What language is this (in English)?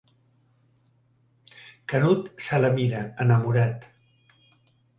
Catalan